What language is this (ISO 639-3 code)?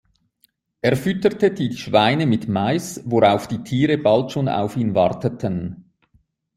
deu